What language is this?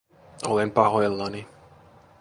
Finnish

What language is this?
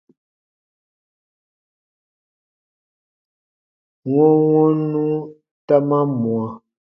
Baatonum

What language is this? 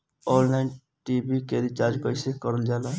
Bhojpuri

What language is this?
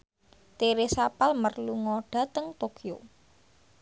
Javanese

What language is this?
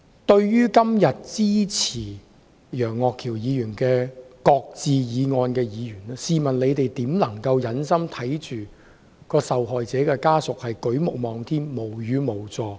Cantonese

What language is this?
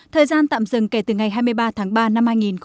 Vietnamese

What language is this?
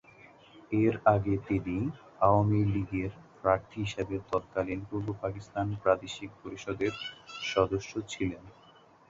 Bangla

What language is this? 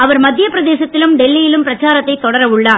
Tamil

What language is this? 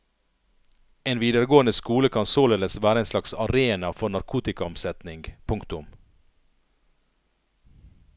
Norwegian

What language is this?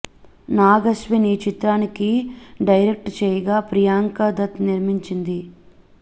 Telugu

